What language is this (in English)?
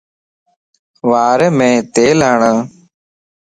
Lasi